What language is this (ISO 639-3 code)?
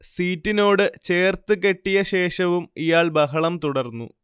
mal